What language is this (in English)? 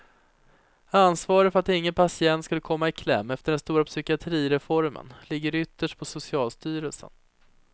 Swedish